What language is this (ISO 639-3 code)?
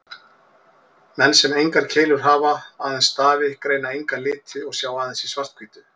isl